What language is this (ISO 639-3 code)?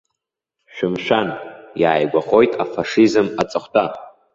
abk